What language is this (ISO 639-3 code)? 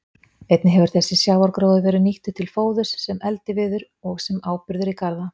isl